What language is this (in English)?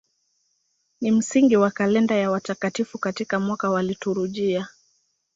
Swahili